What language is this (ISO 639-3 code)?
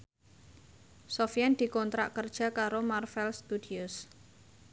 jav